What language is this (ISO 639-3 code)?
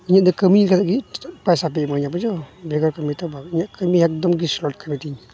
sat